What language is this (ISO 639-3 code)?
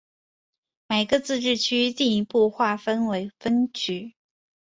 zho